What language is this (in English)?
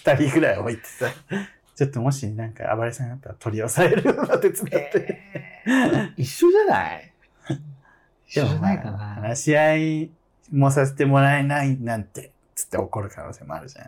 Japanese